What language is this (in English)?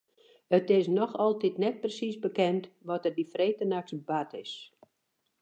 Western Frisian